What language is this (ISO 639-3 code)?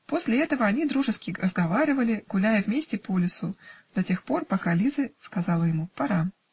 rus